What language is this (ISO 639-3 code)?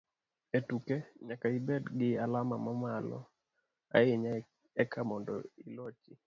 luo